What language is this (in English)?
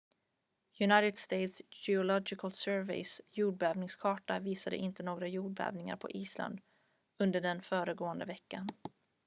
Swedish